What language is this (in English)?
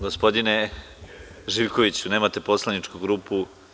Serbian